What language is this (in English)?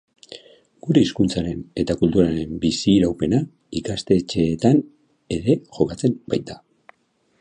Basque